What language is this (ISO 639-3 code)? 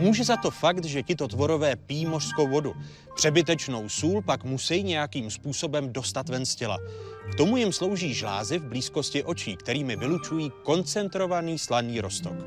ces